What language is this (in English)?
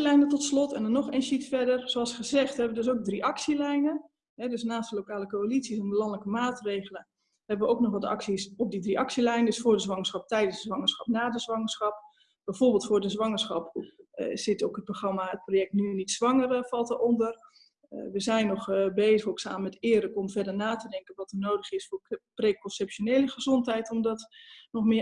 Dutch